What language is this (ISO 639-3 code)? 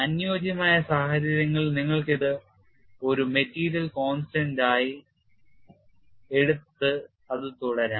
mal